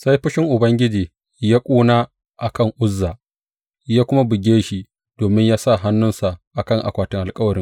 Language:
Hausa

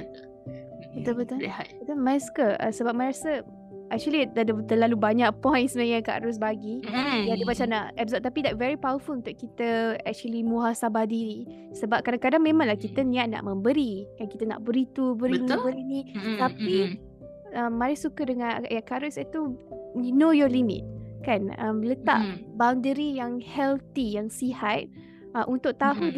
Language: Malay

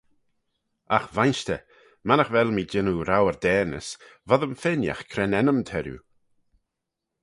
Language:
Manx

